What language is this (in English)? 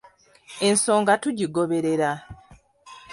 Ganda